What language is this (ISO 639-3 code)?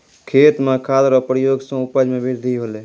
mai